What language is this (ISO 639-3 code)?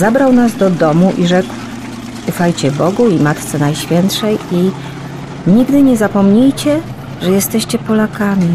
pol